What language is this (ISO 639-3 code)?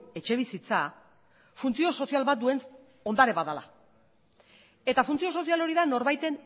eus